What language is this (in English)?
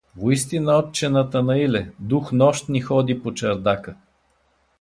Bulgarian